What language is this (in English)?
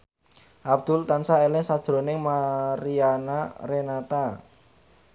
Javanese